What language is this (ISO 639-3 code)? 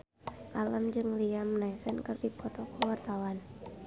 sun